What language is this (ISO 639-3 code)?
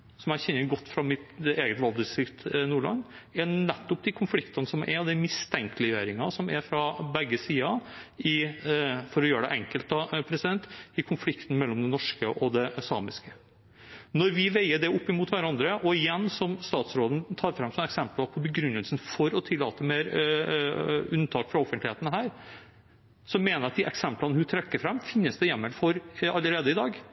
nob